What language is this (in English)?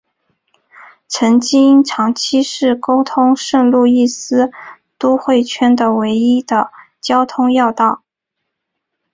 Chinese